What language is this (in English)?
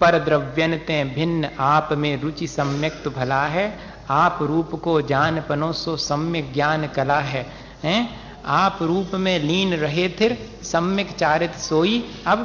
Hindi